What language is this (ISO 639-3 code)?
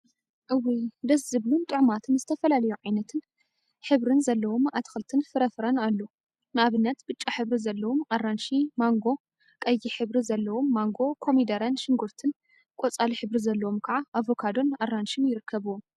tir